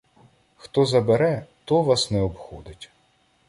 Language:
Ukrainian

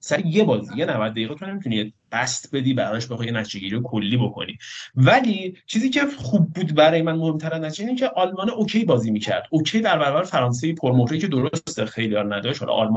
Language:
Persian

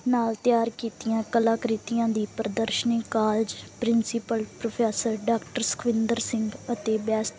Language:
Punjabi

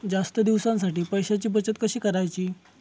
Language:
Marathi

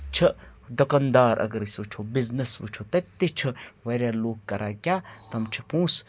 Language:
Kashmiri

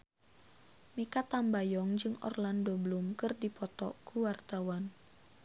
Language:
Sundanese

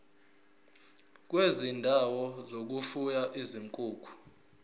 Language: Zulu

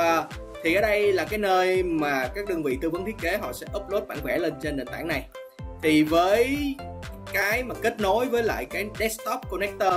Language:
Vietnamese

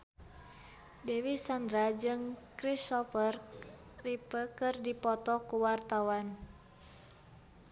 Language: Sundanese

